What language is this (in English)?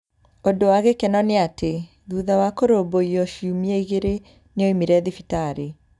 Kikuyu